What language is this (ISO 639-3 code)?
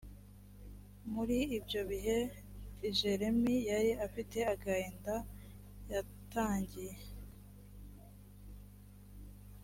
kin